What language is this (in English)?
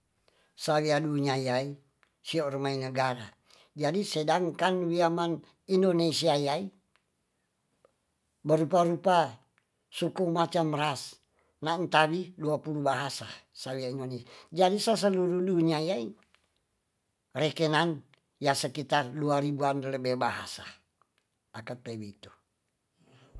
Tonsea